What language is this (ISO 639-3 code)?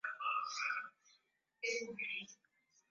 swa